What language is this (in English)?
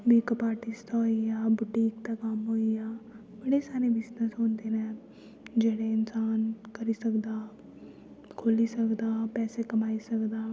Dogri